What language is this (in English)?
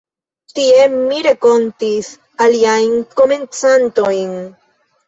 Esperanto